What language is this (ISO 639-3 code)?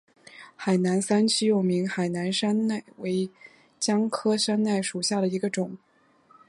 zho